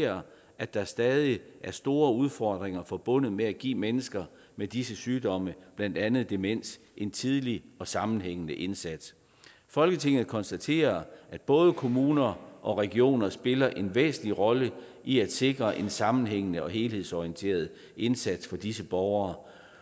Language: Danish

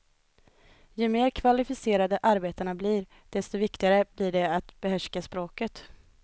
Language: Swedish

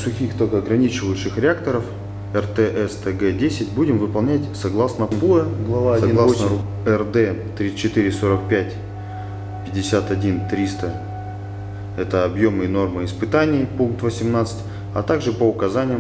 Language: Russian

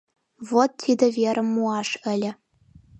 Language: Mari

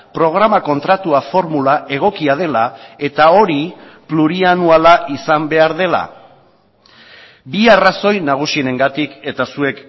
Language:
Basque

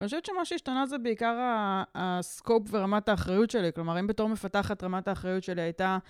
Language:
Hebrew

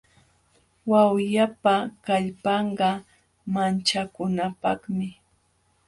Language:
Jauja Wanca Quechua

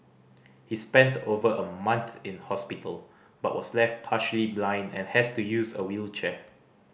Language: English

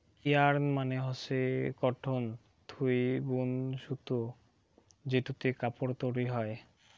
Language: Bangla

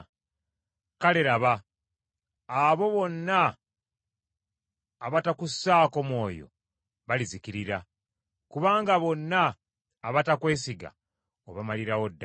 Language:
Ganda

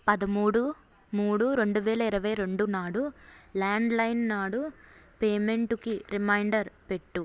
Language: Telugu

